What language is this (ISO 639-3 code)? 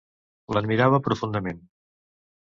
cat